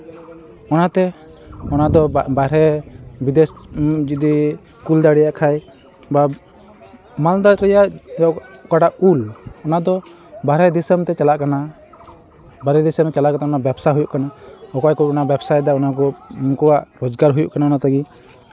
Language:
Santali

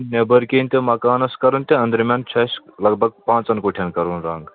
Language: Kashmiri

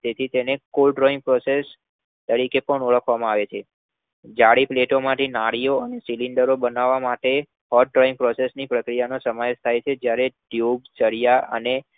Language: Gujarati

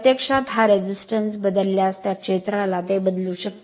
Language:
Marathi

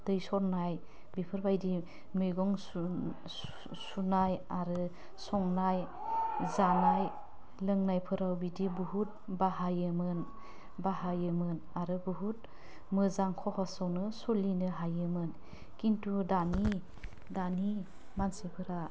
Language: Bodo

